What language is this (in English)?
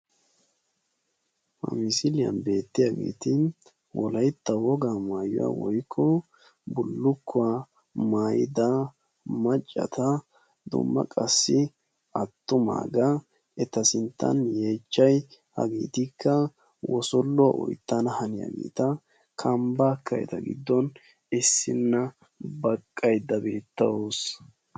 Wolaytta